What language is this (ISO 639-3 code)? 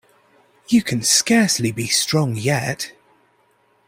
eng